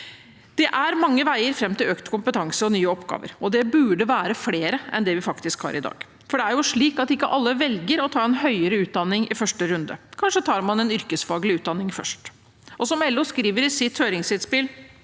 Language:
Norwegian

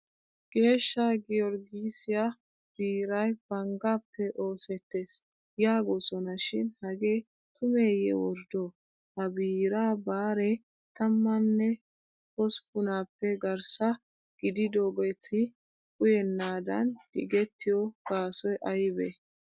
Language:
Wolaytta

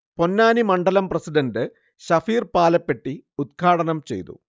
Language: Malayalam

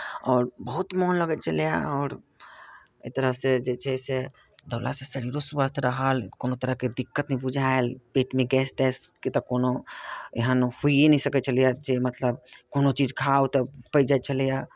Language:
Maithili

